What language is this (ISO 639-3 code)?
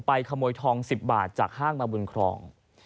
tha